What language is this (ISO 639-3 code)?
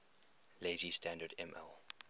eng